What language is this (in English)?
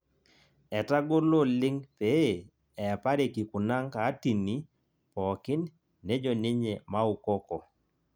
Masai